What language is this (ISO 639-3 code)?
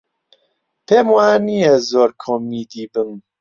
ckb